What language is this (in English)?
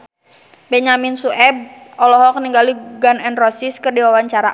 Sundanese